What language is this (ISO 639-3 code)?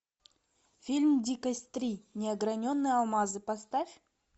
rus